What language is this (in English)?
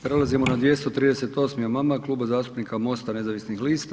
Croatian